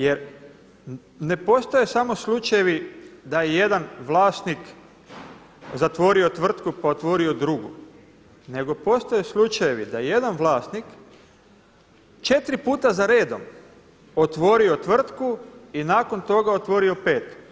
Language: Croatian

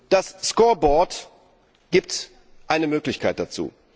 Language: German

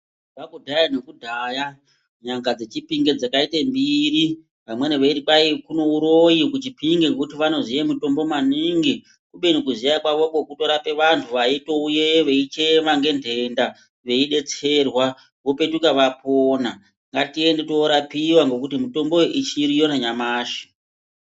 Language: Ndau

